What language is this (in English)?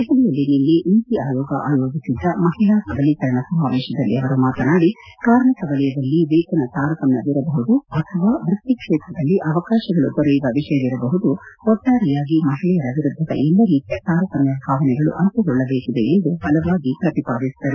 Kannada